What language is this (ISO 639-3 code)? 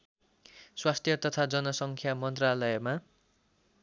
nep